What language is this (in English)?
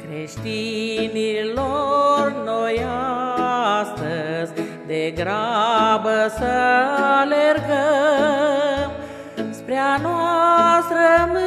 Romanian